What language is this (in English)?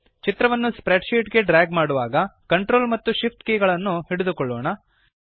Kannada